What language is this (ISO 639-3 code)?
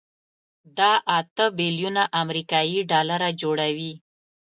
pus